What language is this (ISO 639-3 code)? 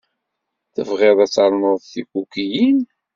kab